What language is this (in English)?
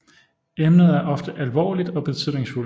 Danish